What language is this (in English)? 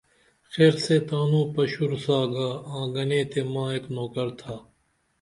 Dameli